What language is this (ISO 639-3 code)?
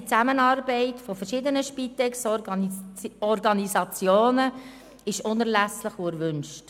gsw